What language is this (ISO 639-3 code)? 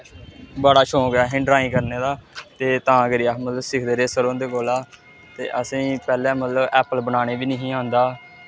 doi